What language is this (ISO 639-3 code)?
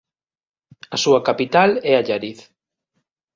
glg